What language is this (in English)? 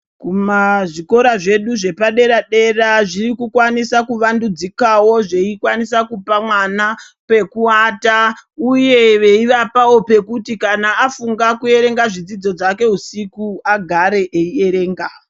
Ndau